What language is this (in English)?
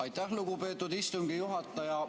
Estonian